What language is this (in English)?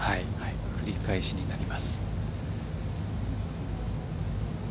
Japanese